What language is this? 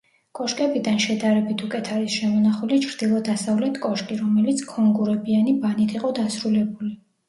Georgian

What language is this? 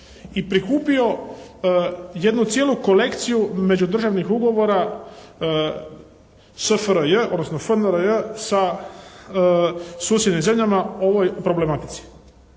Croatian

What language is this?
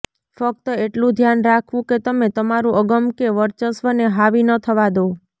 Gujarati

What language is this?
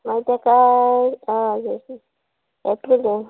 Konkani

